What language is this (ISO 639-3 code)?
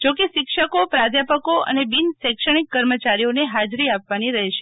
guj